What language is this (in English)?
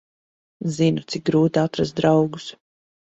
Latvian